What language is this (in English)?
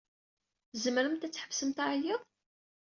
Kabyle